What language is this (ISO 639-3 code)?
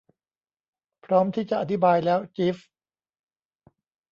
tha